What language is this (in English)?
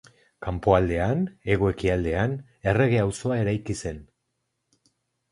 Basque